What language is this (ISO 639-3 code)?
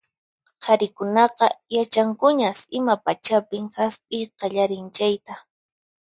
qxp